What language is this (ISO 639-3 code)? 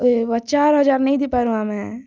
ori